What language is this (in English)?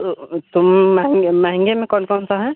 Hindi